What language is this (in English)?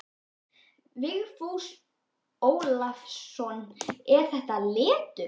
Icelandic